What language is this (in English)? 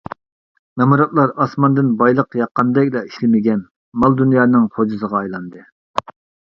Uyghur